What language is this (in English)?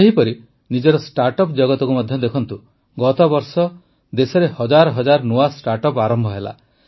Odia